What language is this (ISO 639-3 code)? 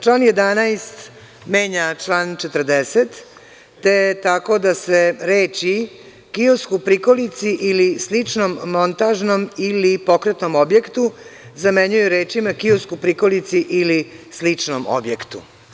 srp